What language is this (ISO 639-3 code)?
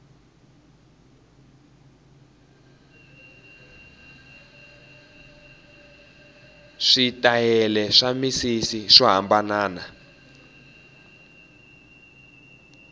tso